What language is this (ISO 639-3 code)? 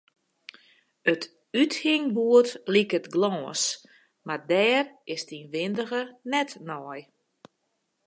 fry